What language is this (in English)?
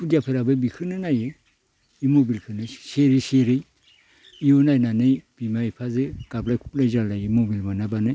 Bodo